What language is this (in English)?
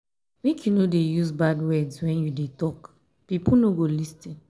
Nigerian Pidgin